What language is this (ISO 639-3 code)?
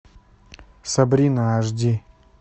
rus